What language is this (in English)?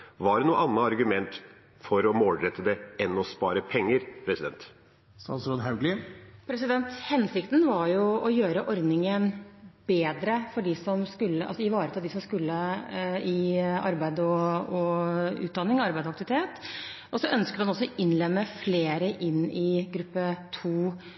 Norwegian Bokmål